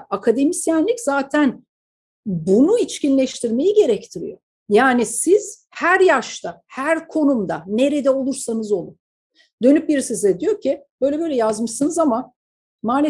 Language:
Turkish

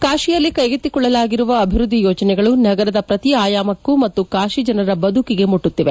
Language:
Kannada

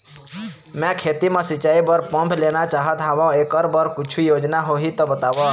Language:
Chhattisgarhi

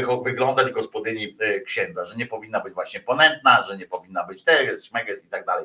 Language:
Polish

